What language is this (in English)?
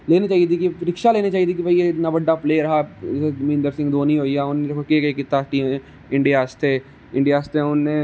Dogri